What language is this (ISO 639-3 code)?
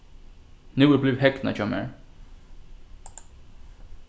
fao